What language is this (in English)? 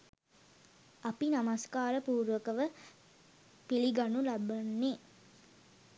Sinhala